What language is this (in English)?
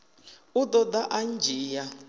Venda